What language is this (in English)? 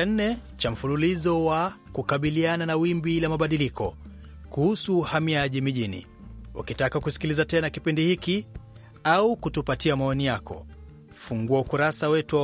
Swahili